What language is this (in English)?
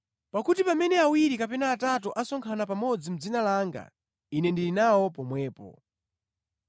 Nyanja